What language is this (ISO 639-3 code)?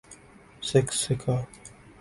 urd